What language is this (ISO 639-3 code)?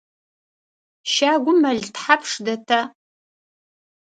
ady